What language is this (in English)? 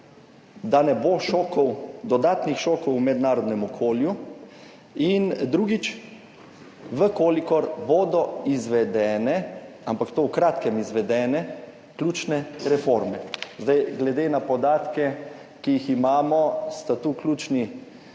Slovenian